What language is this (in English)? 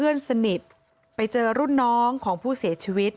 Thai